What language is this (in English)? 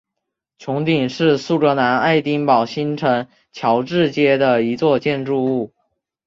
Chinese